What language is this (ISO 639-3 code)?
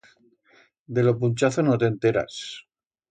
arg